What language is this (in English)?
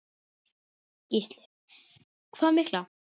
Icelandic